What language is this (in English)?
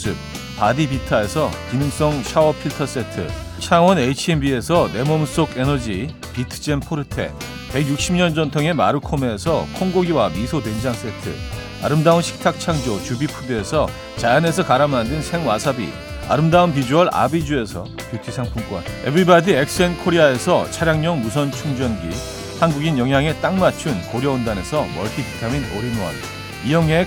Korean